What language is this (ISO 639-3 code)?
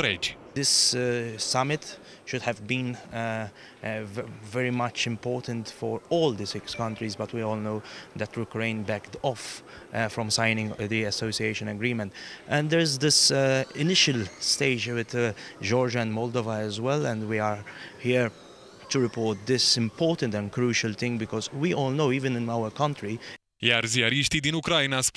ron